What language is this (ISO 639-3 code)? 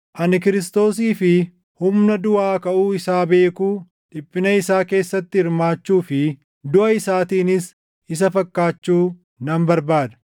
orm